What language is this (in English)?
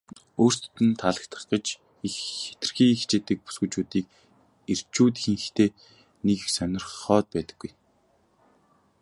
Mongolian